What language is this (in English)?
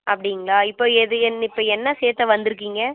Tamil